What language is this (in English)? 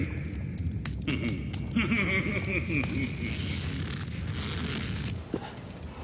Japanese